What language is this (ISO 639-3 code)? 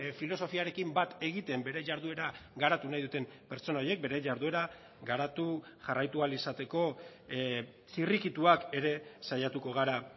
eus